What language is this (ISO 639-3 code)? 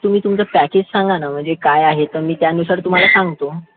mar